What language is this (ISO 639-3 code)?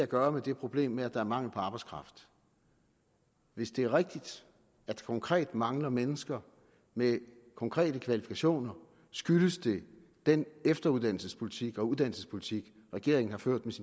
dan